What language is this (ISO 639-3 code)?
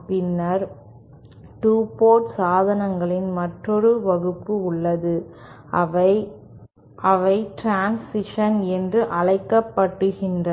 tam